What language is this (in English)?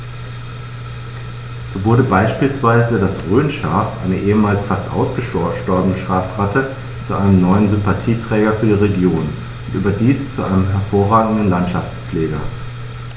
German